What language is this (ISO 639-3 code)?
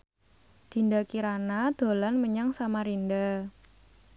jav